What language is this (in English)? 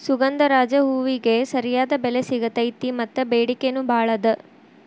Kannada